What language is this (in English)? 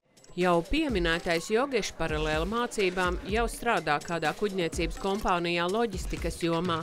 Latvian